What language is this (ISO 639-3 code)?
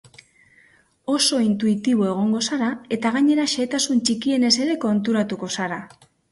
eus